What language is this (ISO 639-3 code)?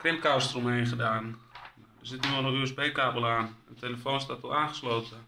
nld